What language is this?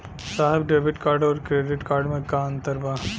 Bhojpuri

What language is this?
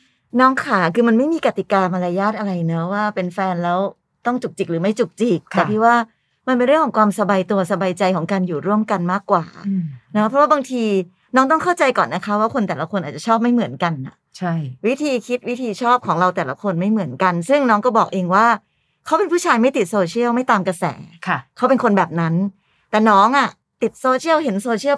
Thai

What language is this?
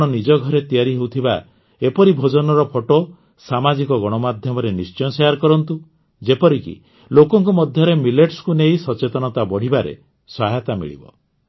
Odia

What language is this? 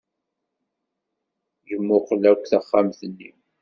Kabyle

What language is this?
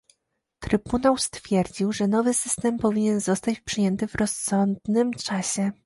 Polish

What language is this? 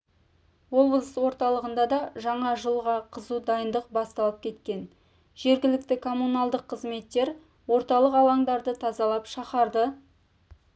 Kazakh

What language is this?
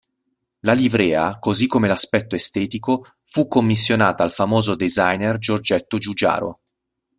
Italian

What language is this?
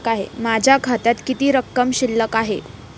Marathi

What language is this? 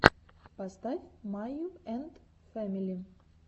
Russian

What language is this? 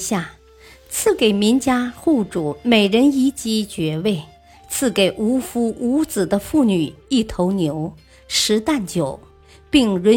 Chinese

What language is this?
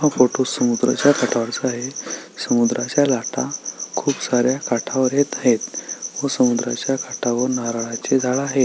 Marathi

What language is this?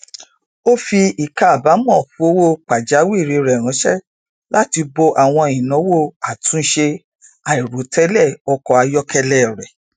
Yoruba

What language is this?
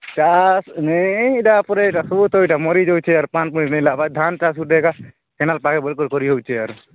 Odia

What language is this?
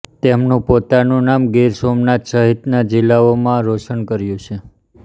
Gujarati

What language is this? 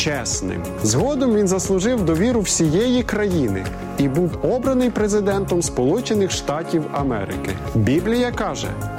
Ukrainian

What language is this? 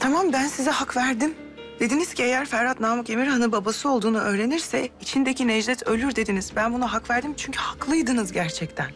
Turkish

